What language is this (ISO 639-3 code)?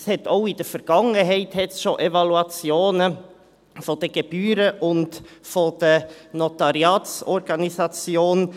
gsw